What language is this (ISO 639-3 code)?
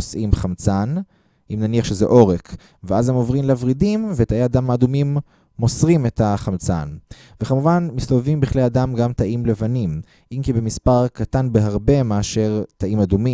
heb